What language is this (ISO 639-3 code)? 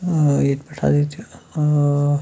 kas